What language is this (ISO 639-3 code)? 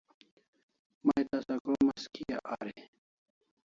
kls